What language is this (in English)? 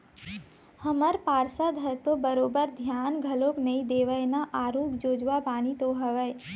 Chhattisgarhi